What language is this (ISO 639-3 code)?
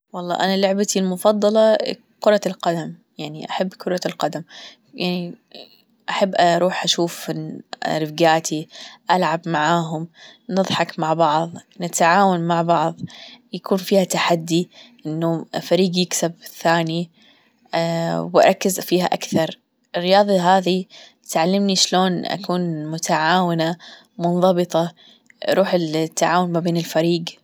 afb